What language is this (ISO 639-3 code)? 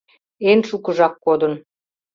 chm